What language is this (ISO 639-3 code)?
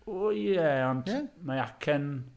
cym